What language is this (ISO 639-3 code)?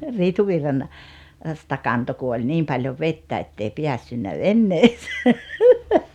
fin